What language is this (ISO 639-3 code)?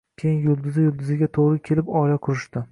uzb